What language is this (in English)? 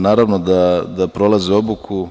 Serbian